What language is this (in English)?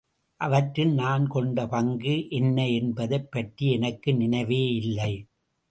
Tamil